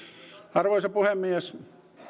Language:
Finnish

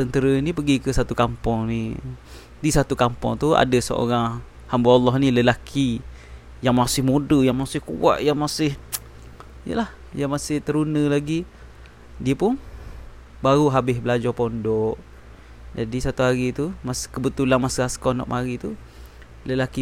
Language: Malay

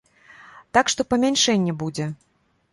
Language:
Belarusian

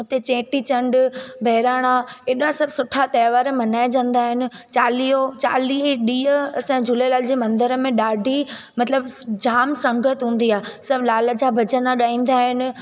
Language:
Sindhi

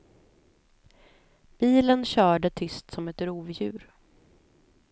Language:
Swedish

